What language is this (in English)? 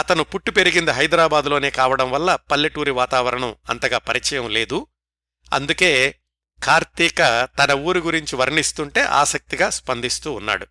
Telugu